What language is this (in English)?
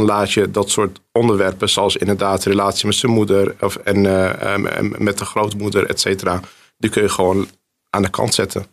Dutch